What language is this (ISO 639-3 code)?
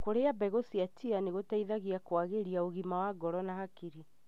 kik